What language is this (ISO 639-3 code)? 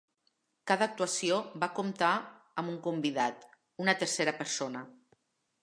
cat